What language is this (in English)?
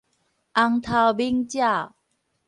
Min Nan Chinese